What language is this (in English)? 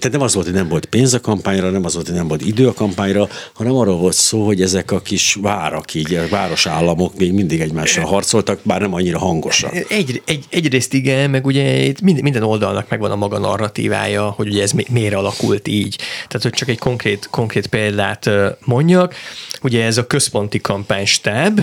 Hungarian